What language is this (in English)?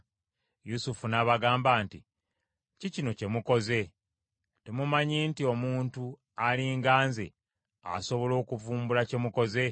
Ganda